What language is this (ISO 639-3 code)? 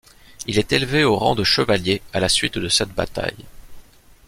fra